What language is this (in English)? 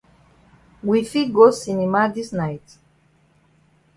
Cameroon Pidgin